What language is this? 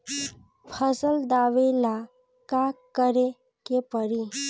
Bhojpuri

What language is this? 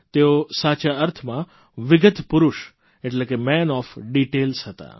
Gujarati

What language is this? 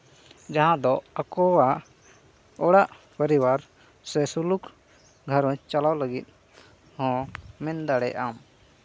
Santali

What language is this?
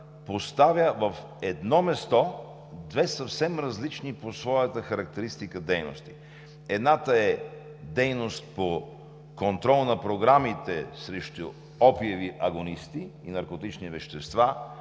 Bulgarian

